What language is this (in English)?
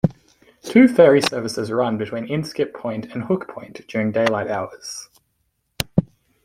English